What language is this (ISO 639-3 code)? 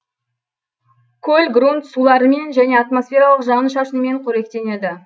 kaz